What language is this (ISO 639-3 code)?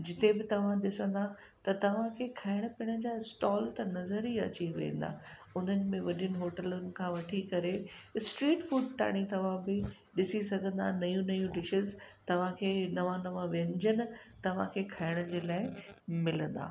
snd